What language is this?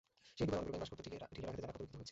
Bangla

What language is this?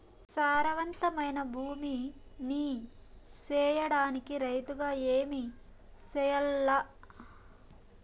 Telugu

